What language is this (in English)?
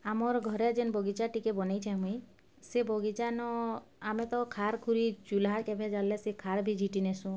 Odia